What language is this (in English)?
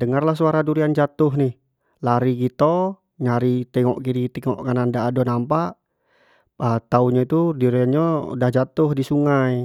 Jambi Malay